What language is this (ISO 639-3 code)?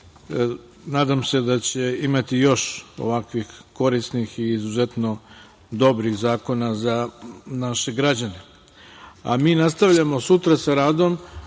srp